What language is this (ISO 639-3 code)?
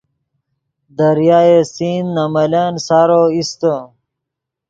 ydg